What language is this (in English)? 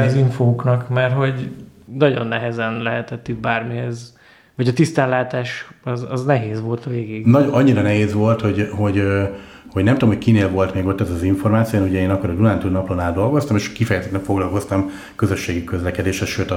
Hungarian